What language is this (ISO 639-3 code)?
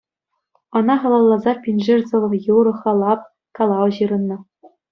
chv